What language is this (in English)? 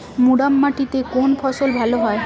Bangla